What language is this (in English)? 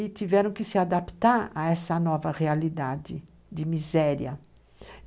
Portuguese